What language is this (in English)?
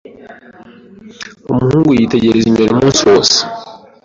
Kinyarwanda